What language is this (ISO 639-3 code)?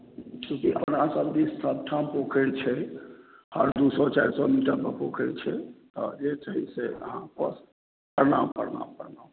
mai